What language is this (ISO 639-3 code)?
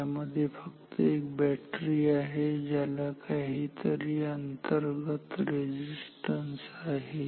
mar